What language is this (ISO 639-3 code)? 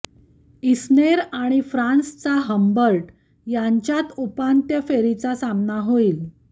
mar